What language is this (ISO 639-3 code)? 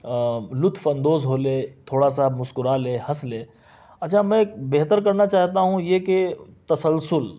urd